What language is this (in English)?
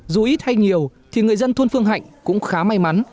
Vietnamese